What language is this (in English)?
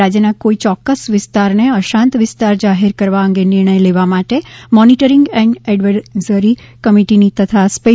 Gujarati